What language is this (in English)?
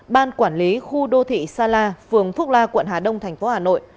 Vietnamese